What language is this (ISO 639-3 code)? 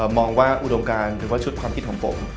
tha